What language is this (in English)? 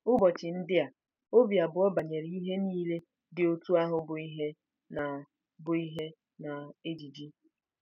Igbo